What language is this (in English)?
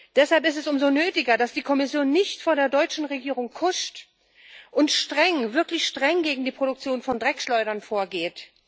German